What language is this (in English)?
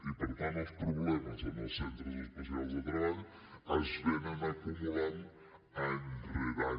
Catalan